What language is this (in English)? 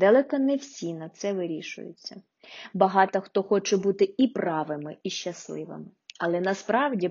Ukrainian